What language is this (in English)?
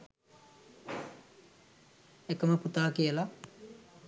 Sinhala